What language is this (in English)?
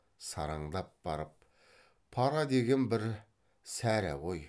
Kazakh